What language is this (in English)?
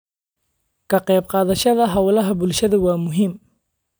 Somali